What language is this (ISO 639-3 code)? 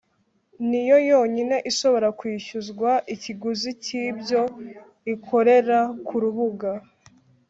kin